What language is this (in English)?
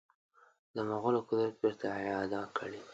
Pashto